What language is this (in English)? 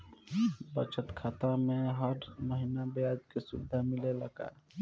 Bhojpuri